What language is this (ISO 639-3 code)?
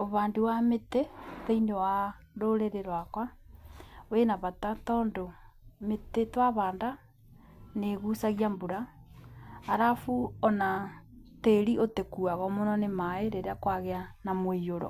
kik